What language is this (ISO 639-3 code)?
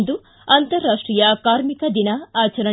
kan